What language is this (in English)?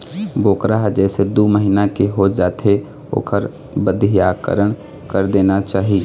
Chhattisgarhi